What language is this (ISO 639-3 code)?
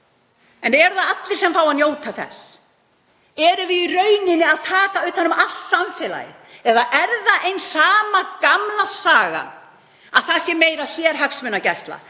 isl